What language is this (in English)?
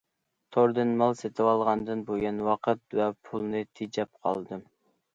Uyghur